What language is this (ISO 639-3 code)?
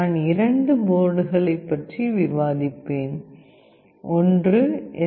tam